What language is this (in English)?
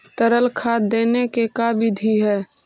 Magahi